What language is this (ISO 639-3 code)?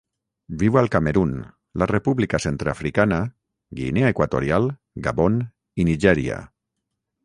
cat